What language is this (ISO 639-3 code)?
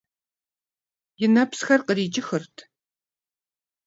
kbd